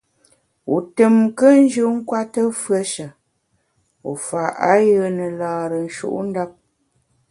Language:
Bamun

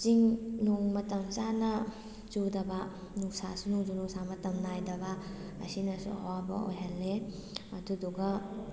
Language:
Manipuri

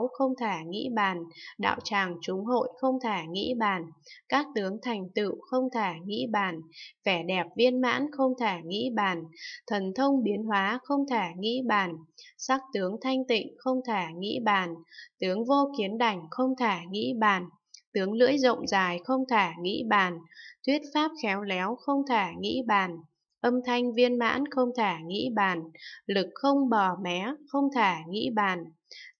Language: Vietnamese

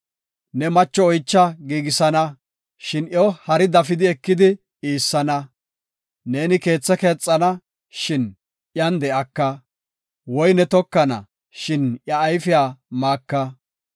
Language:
Gofa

